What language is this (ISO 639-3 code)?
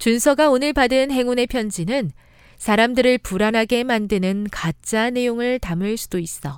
kor